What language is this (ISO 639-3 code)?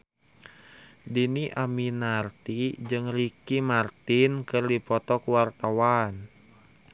sun